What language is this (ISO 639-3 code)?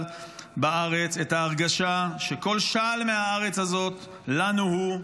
heb